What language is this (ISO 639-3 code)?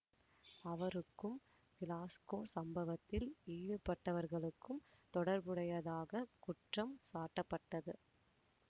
tam